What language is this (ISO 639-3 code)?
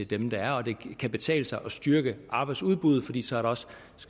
dan